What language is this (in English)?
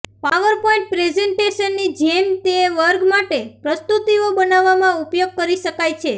Gujarati